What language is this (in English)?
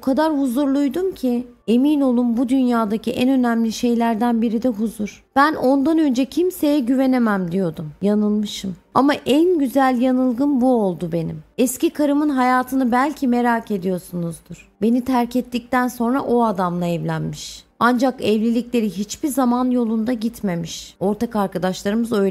Turkish